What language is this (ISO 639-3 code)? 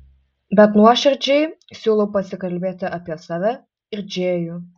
lit